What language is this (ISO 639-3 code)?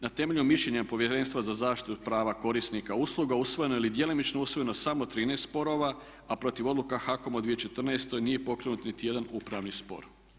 hrv